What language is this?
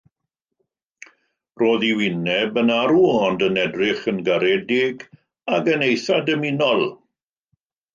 Welsh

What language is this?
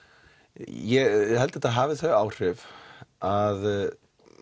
Icelandic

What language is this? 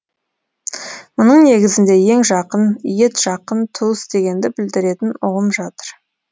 Kazakh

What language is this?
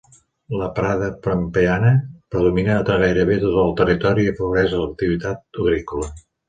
Catalan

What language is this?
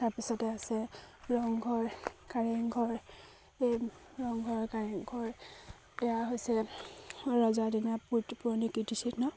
Assamese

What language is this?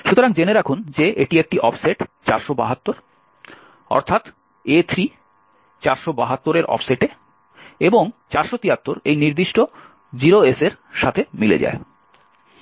Bangla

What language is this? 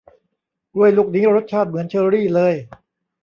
Thai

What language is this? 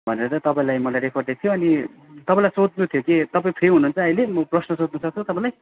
Nepali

